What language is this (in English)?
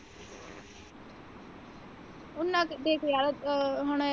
Punjabi